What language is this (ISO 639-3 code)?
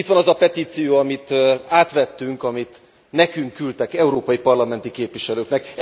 hun